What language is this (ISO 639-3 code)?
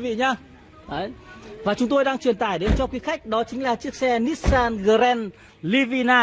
vie